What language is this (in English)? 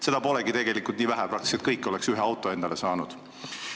Estonian